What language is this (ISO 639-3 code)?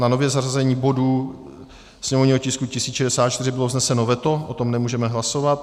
ces